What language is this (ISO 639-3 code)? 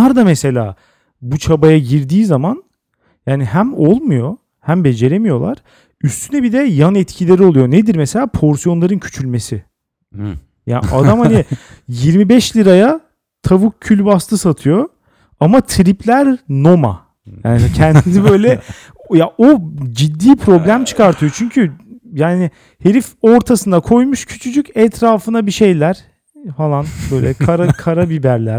tur